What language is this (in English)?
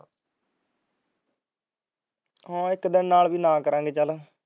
Punjabi